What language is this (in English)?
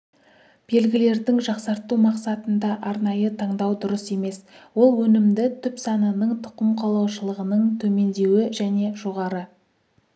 Kazakh